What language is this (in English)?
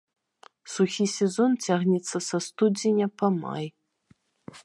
Belarusian